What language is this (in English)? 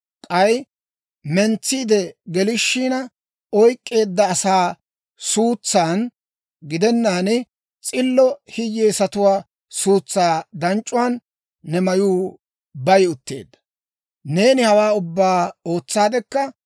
Dawro